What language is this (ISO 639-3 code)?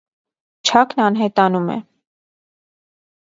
hye